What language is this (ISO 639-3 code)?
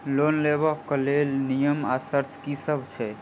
mai